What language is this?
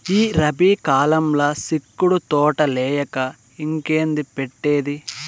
Telugu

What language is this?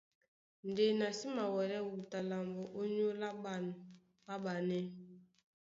Duala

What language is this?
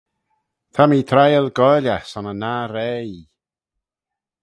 Manx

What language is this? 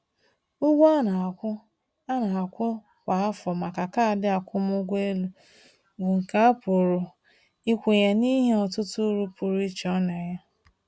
Igbo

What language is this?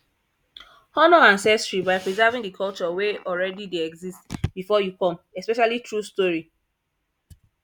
Nigerian Pidgin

